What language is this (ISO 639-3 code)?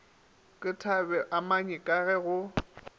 nso